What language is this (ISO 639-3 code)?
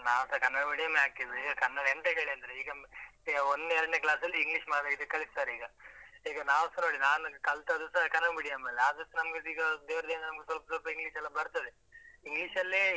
kan